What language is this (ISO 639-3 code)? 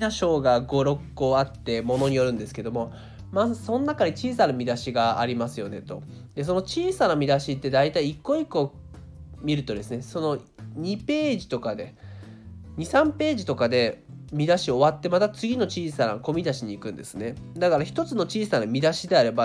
jpn